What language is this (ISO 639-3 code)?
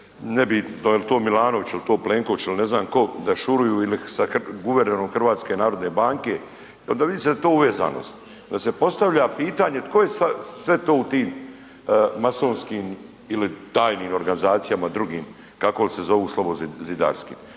hrv